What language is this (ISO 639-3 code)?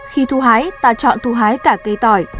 vie